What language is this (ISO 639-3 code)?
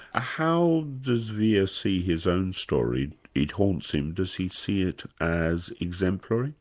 eng